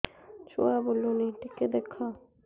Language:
Odia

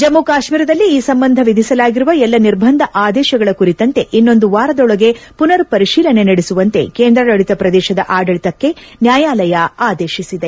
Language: Kannada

